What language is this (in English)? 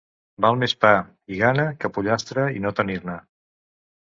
Catalan